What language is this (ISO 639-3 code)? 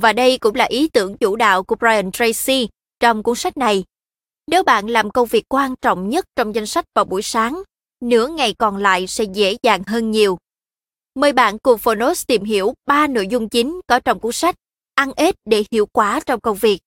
vie